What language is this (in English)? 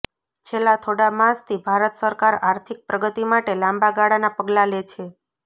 Gujarati